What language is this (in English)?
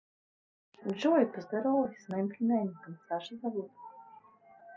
Russian